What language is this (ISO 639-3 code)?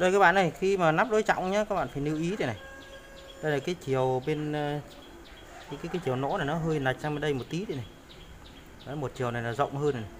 vie